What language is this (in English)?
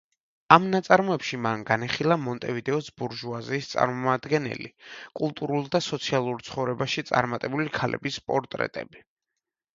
Georgian